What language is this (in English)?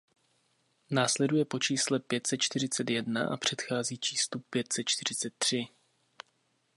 Czech